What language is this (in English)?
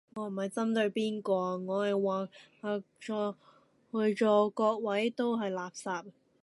Cantonese